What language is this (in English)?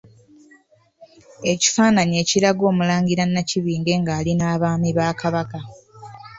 Ganda